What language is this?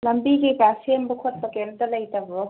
Manipuri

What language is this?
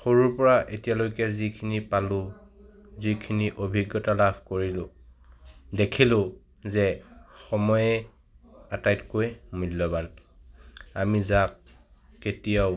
Assamese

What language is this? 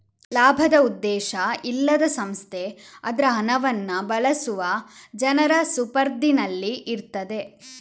Kannada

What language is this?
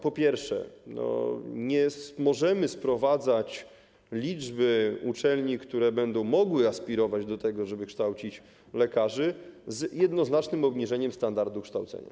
Polish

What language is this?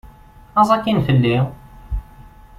Kabyle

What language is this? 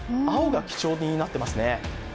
Japanese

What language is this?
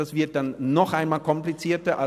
Swiss German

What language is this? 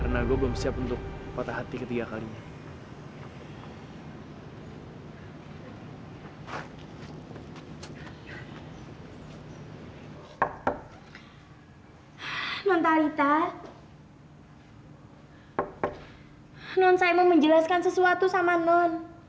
Indonesian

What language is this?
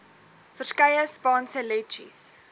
Afrikaans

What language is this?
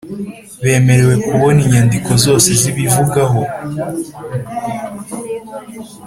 Kinyarwanda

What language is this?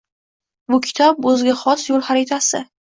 Uzbek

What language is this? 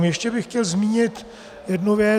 Czech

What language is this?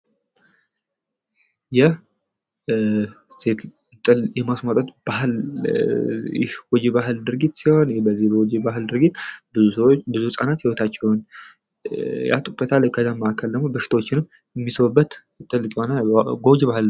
Amharic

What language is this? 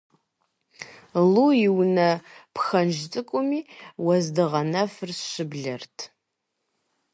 Kabardian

